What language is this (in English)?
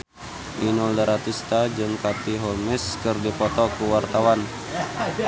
Sundanese